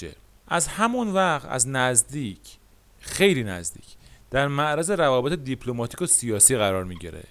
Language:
Persian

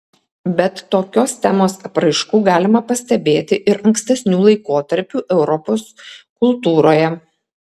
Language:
Lithuanian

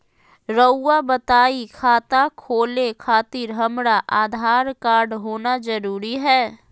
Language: Magahi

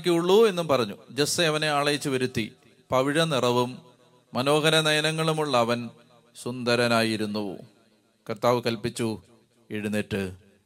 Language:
Malayalam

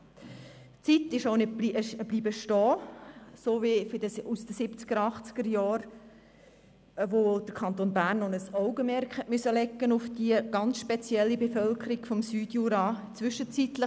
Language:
Swiss German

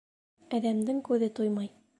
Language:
Bashkir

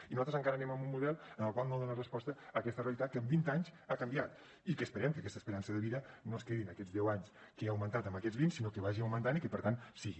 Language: Catalan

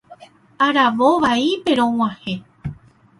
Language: Guarani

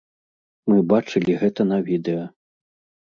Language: Belarusian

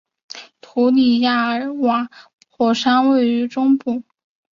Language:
Chinese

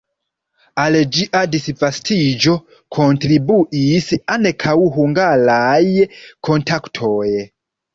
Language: Esperanto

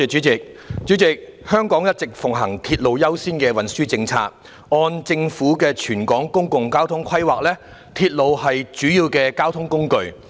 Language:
Cantonese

